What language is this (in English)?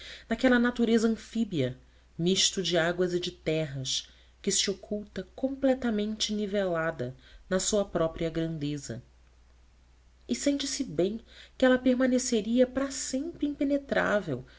Portuguese